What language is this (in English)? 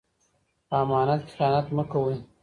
Pashto